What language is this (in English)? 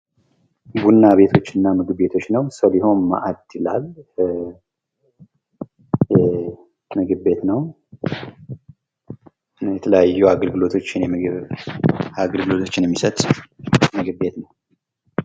Amharic